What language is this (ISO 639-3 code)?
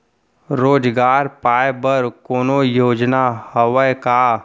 hne